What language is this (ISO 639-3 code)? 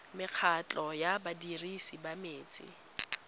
tsn